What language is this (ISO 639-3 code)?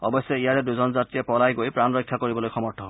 asm